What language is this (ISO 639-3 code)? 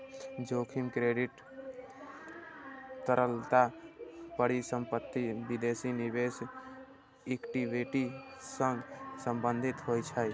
mai